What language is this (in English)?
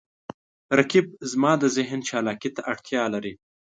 Pashto